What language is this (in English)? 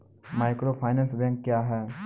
Maithili